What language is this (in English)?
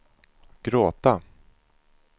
Swedish